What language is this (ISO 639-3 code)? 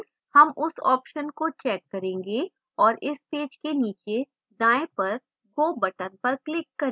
hin